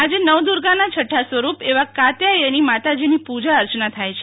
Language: Gujarati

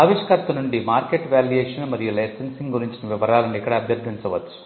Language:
Telugu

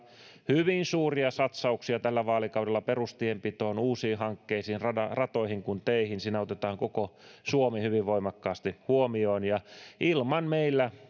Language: Finnish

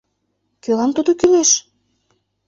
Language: Mari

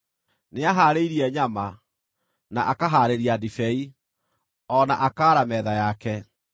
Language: Kikuyu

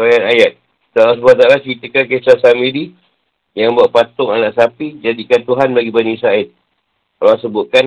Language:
Malay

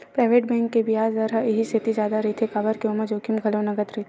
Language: Chhattisgarhi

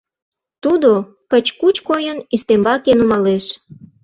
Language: Mari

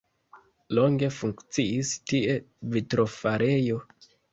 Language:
Esperanto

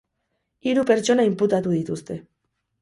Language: Basque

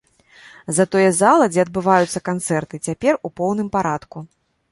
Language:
Belarusian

